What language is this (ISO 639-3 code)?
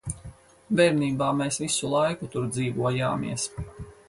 lav